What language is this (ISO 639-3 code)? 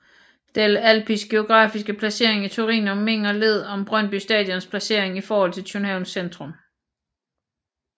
dan